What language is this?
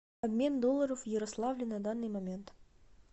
Russian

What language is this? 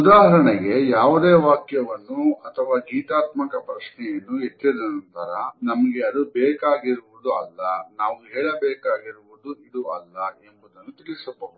Kannada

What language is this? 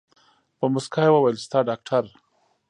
Pashto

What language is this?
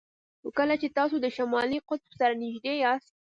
Pashto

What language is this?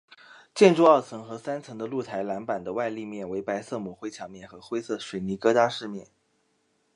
Chinese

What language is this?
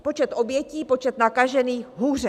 Czech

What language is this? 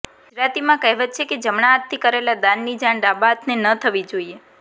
Gujarati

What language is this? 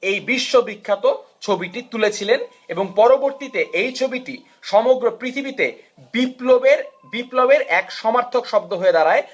Bangla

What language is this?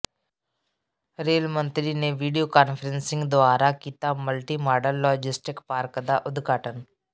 Punjabi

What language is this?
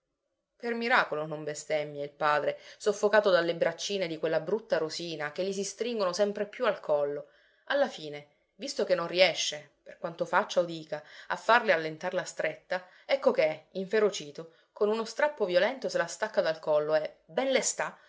Italian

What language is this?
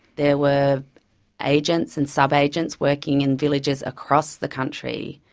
English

